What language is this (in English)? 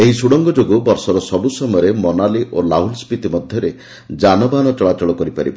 Odia